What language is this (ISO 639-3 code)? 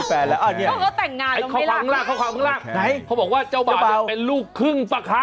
tha